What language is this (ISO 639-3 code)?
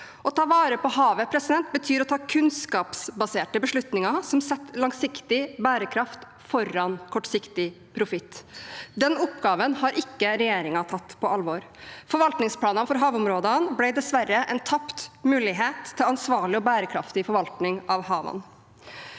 nor